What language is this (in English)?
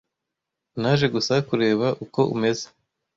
Kinyarwanda